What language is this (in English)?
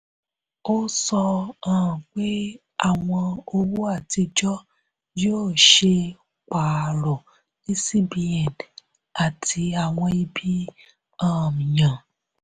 Yoruba